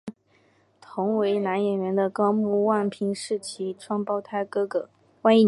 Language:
Chinese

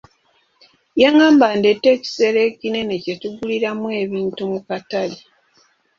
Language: Ganda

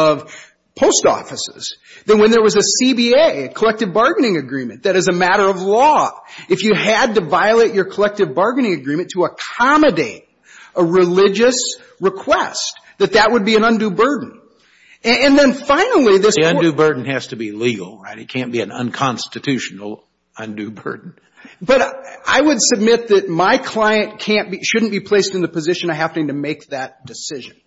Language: English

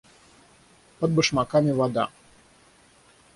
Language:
Russian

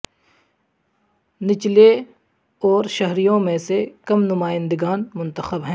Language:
Urdu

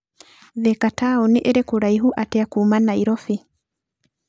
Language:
Kikuyu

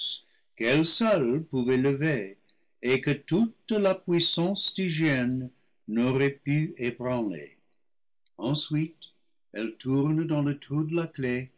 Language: French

